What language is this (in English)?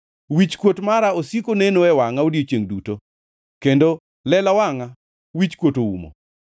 Luo (Kenya and Tanzania)